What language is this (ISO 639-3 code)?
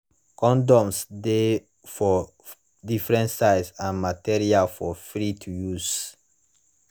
pcm